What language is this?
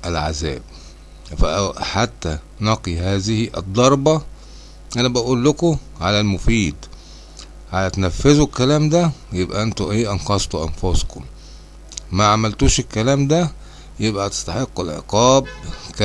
Arabic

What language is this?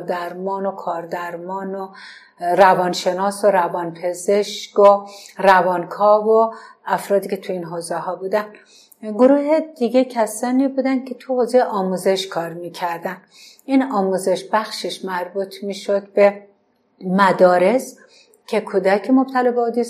Persian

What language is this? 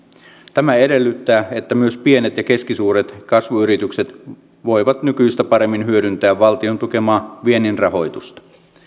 Finnish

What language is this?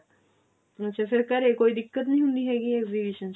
Punjabi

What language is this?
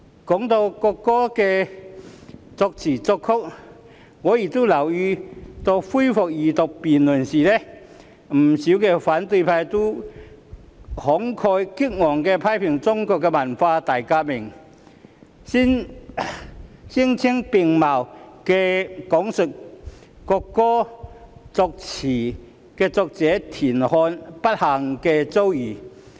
Cantonese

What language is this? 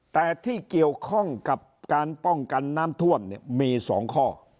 Thai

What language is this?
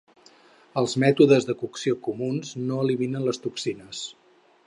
Catalan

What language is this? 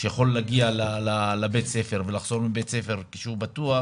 Hebrew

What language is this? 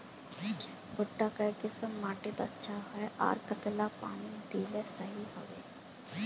Magahi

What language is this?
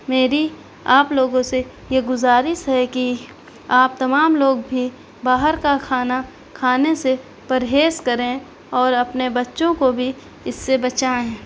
Urdu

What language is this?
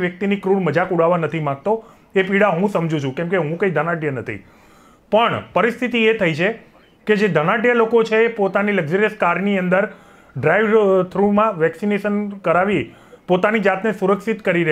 Hindi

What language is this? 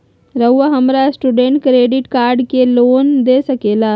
Magahi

